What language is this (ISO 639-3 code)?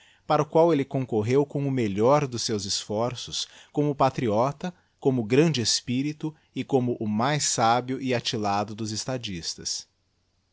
por